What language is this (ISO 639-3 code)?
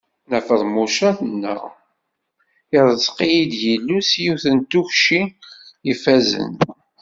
kab